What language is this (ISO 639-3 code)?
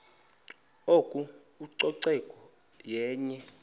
xho